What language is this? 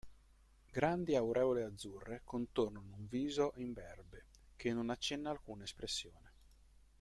Italian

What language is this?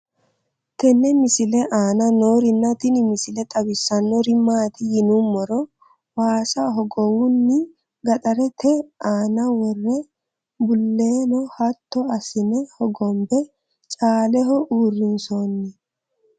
Sidamo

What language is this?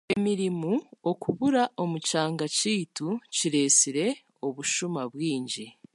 Chiga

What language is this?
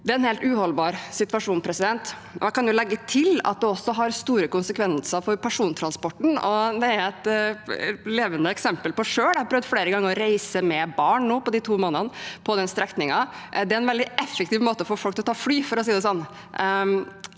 Norwegian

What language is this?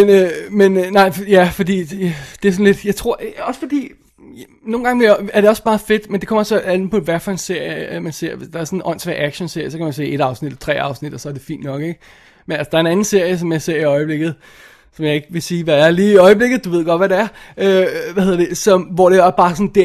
Danish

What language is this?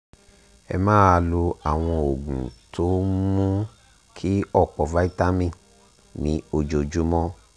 Yoruba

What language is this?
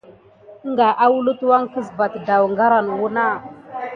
Gidar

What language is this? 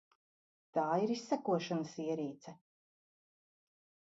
Latvian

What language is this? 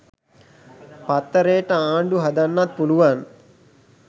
Sinhala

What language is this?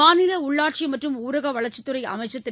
Tamil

